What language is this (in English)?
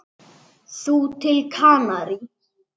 Icelandic